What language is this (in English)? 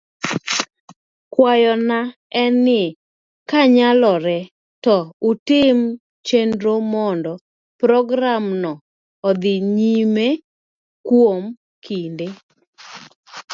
Luo (Kenya and Tanzania)